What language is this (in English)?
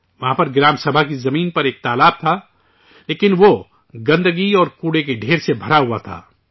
Urdu